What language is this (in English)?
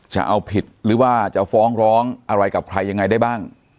Thai